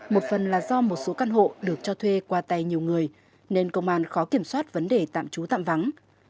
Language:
Vietnamese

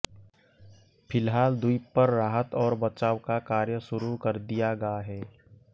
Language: Hindi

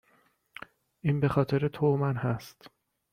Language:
Persian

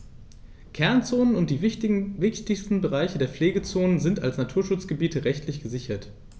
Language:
German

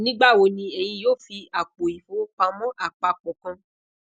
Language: Yoruba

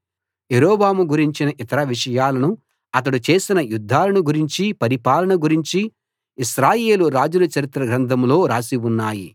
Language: Telugu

